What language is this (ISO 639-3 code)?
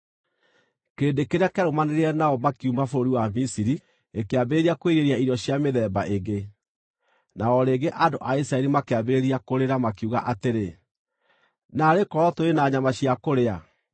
kik